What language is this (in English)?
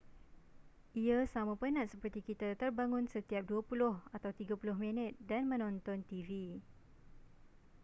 Malay